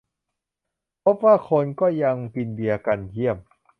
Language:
Thai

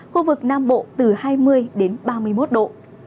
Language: Vietnamese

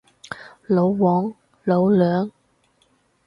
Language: Cantonese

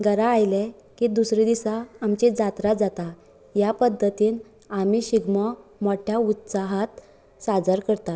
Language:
Konkani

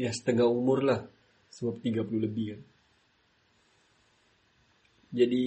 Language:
Malay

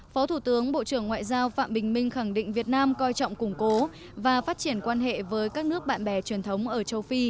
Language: Vietnamese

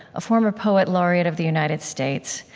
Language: English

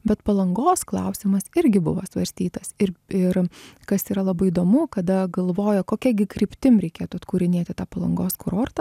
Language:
Lithuanian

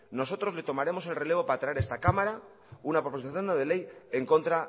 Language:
Spanish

